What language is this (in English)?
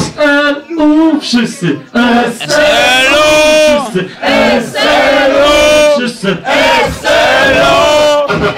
Polish